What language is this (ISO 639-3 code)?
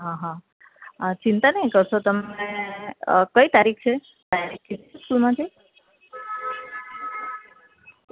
guj